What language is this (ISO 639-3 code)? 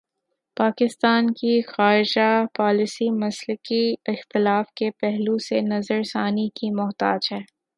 urd